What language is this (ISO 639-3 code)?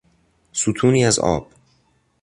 fas